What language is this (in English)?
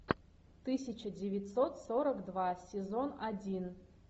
Russian